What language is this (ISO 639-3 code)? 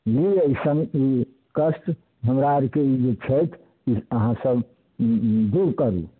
mai